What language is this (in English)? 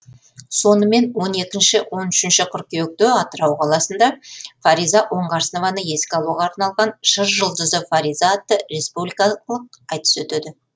Kazakh